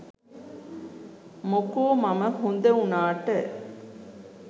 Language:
Sinhala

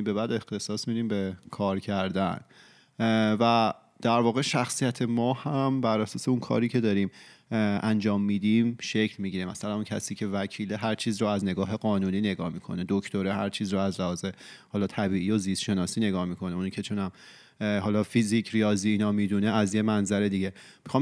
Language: Persian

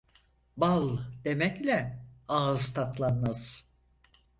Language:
Turkish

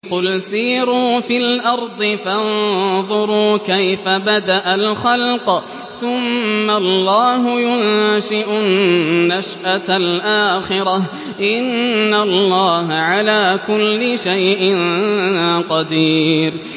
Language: Arabic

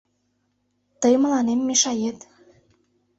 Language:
Mari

